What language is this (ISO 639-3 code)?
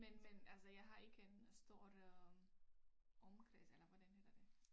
dan